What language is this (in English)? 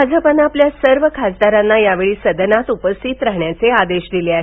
Marathi